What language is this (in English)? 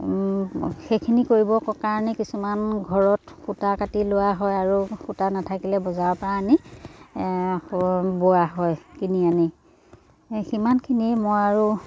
Assamese